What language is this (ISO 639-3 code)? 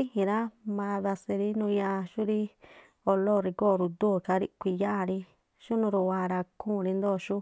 tpl